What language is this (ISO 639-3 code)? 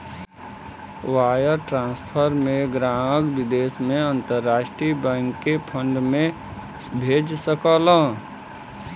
bho